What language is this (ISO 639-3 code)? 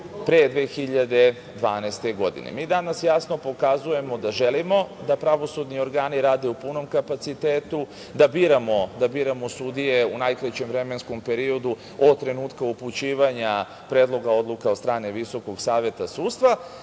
srp